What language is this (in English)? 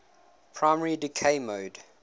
English